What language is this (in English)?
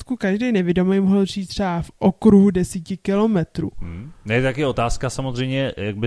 Czech